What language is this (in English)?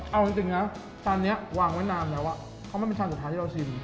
Thai